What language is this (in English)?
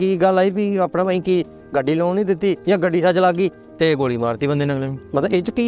Punjabi